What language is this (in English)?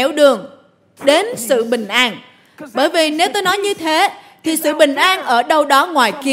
Vietnamese